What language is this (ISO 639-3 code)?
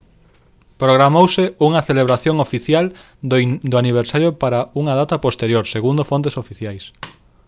glg